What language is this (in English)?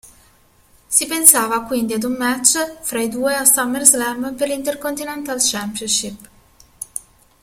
Italian